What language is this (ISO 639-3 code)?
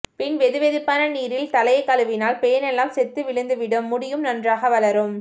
tam